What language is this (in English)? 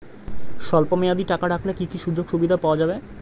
Bangla